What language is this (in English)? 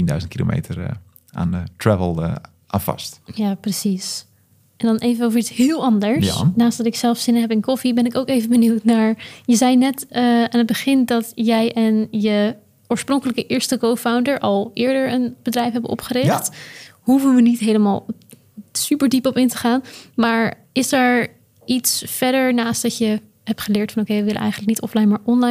Dutch